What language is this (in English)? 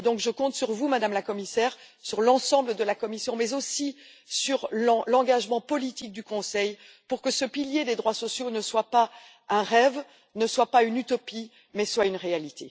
French